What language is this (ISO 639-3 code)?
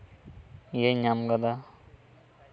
sat